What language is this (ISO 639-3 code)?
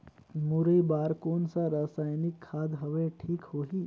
hne